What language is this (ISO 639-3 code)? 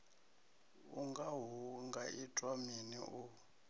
ven